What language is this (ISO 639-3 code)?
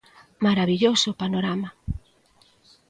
glg